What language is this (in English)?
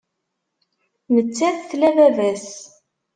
Kabyle